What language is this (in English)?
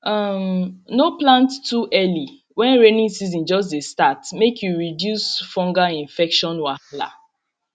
Nigerian Pidgin